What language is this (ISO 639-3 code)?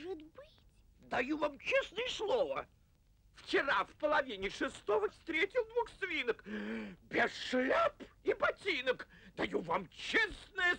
rus